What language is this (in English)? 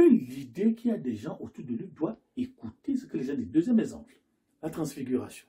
French